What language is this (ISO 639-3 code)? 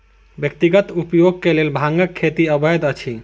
mai